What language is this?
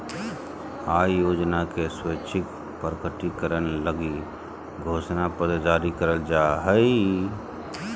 Magahi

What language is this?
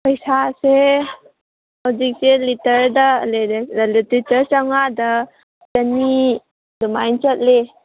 Manipuri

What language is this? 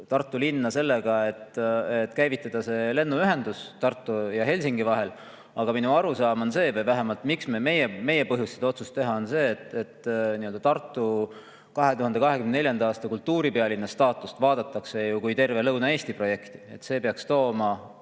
Estonian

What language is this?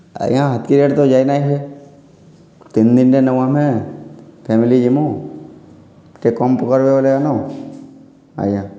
Odia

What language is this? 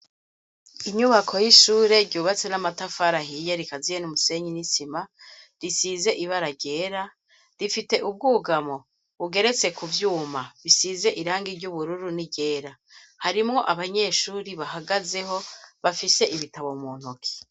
Rundi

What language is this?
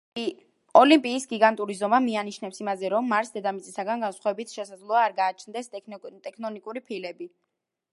Georgian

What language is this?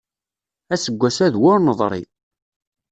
Kabyle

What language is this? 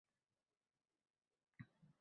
Uzbek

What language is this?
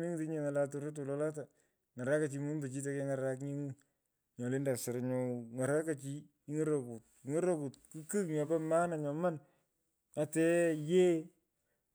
Pökoot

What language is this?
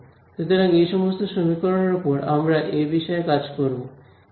Bangla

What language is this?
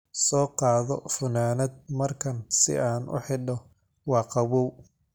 Somali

